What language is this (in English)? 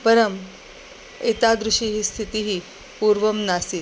Sanskrit